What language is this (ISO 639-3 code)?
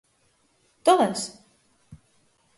glg